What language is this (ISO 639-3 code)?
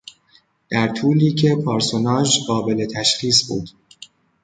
fas